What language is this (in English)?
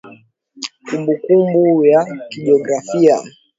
Swahili